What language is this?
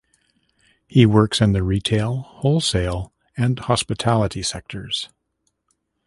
English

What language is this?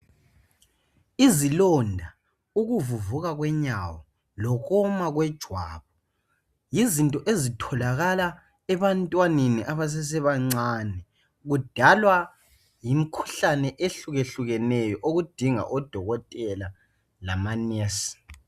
North Ndebele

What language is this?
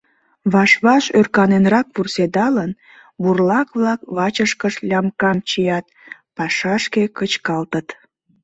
Mari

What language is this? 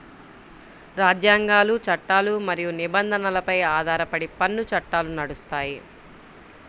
Telugu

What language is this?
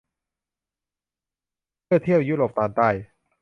Thai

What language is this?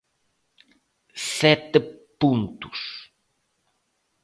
Galician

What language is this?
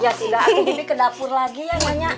Indonesian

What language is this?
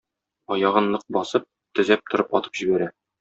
Tatar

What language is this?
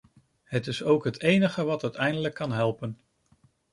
Dutch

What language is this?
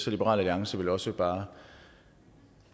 Danish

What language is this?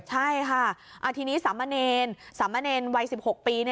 Thai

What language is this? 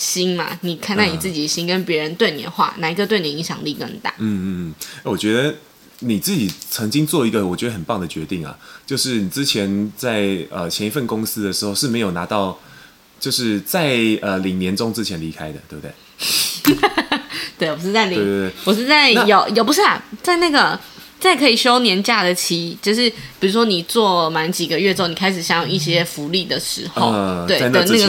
Chinese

